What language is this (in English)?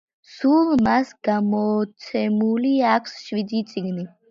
Georgian